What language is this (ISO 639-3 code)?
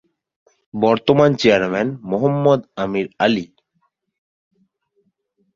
ben